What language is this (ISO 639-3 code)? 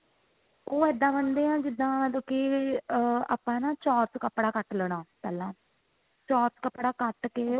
pan